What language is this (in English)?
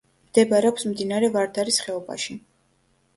Georgian